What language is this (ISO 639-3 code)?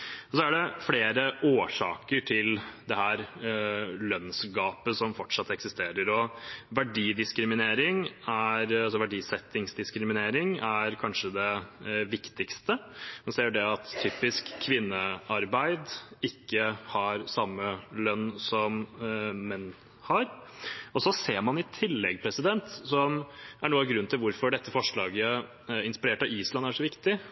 nob